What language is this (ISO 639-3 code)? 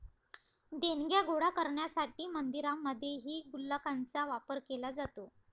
mar